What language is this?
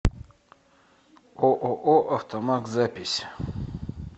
Russian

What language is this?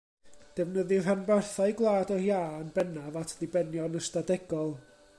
Welsh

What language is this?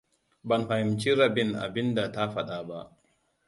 Hausa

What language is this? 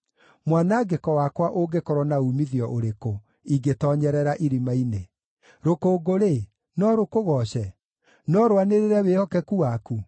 Kikuyu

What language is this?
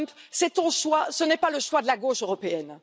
French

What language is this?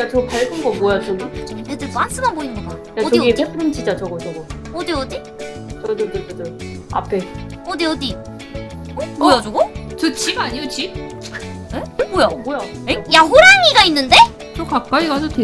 Korean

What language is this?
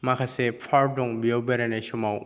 Bodo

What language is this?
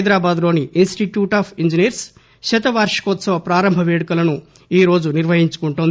Telugu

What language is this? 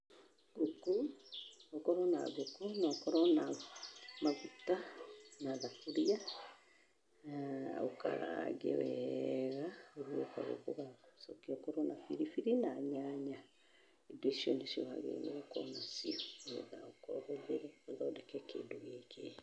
Kikuyu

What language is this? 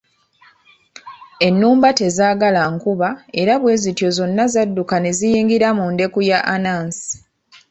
Ganda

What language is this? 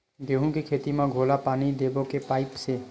Chhattisgarhi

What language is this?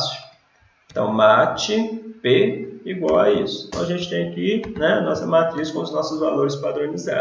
Portuguese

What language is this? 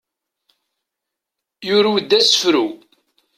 Kabyle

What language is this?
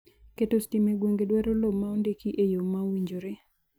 Luo (Kenya and Tanzania)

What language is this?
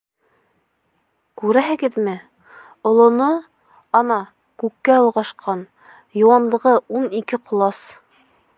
Bashkir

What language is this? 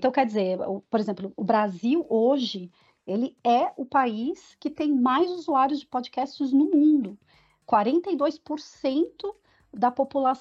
Portuguese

